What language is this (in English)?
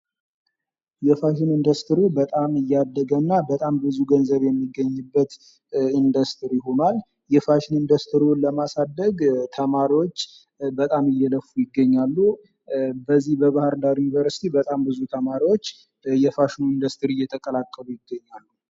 Amharic